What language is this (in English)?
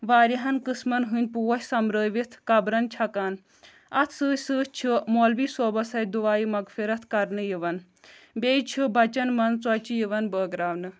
Kashmiri